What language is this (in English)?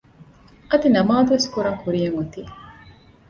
Divehi